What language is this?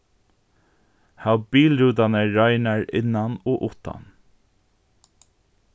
Faroese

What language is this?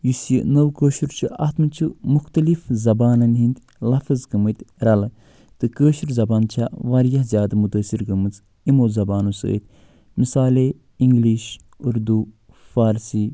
Kashmiri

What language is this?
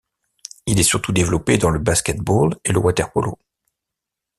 French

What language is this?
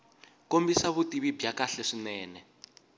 Tsonga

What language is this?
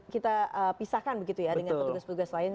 Indonesian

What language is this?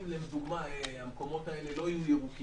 Hebrew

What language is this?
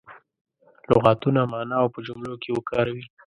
Pashto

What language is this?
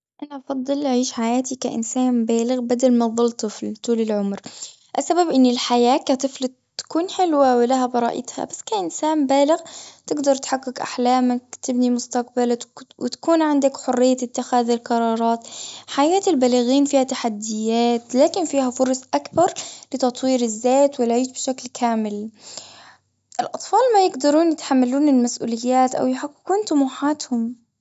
Gulf Arabic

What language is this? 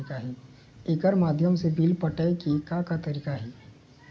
Chhattisgarhi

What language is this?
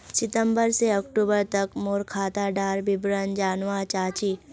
Magahi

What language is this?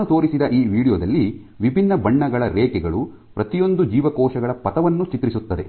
Kannada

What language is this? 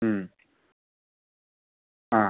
Manipuri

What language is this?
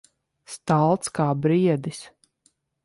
Latvian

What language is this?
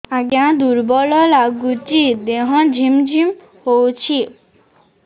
Odia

